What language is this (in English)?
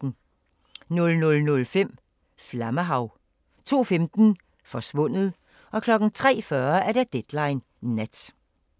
Danish